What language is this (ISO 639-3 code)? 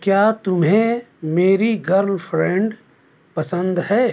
urd